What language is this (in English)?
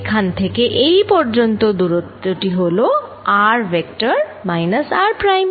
Bangla